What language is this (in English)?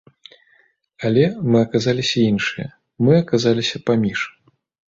Belarusian